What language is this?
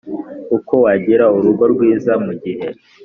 Kinyarwanda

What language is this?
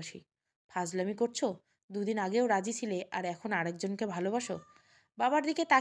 Bangla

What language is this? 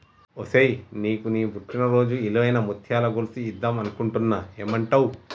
Telugu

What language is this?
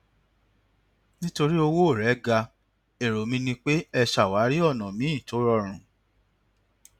Yoruba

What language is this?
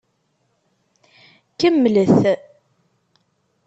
Kabyle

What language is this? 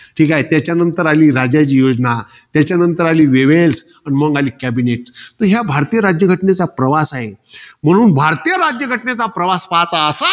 Marathi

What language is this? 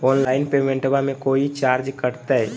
Magahi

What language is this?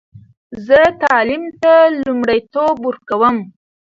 Pashto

